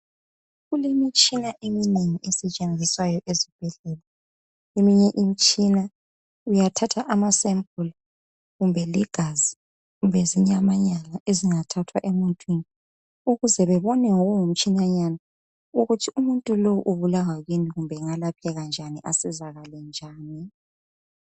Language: North Ndebele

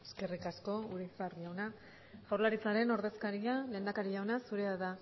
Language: Basque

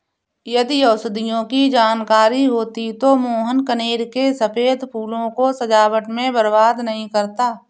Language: Hindi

